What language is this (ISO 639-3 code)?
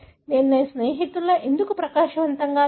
tel